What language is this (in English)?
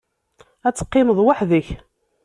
Kabyle